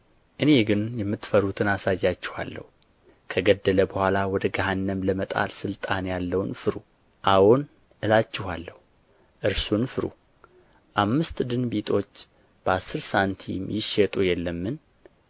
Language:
Amharic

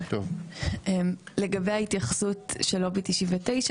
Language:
Hebrew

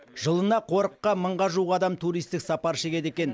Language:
Kazakh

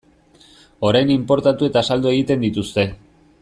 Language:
Basque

